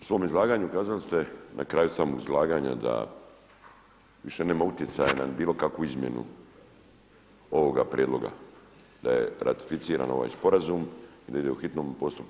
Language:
Croatian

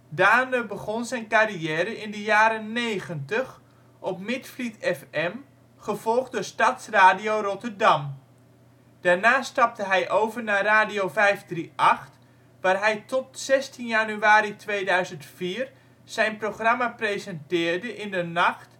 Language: Dutch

